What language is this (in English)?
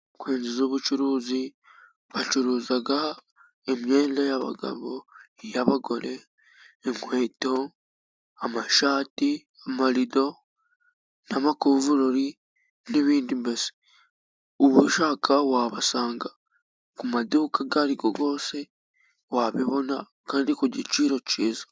Kinyarwanda